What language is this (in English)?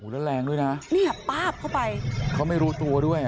Thai